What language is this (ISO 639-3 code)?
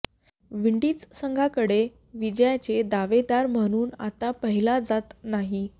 mar